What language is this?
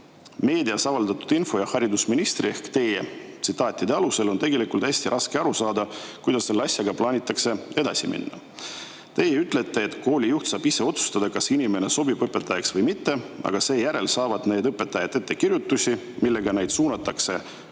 Estonian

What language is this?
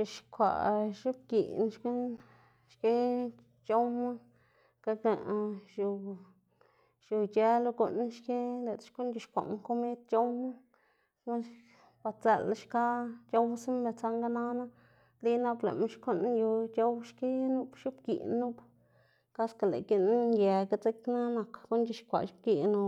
Xanaguía Zapotec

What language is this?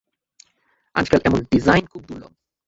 Bangla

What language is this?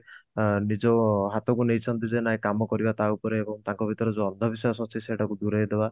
Odia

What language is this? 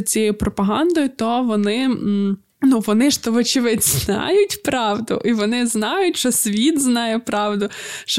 Ukrainian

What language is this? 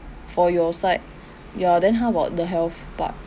English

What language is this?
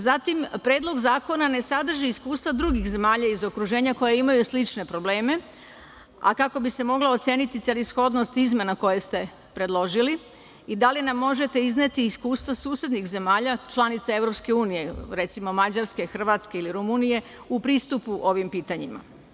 Serbian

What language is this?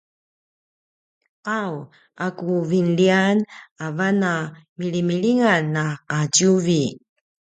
Paiwan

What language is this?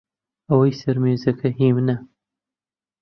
Central Kurdish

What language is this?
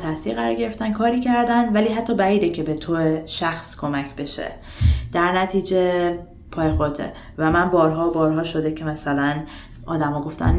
Persian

